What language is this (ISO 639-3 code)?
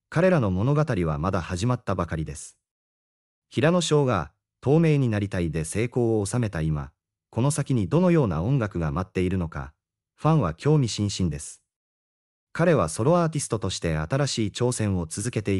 jpn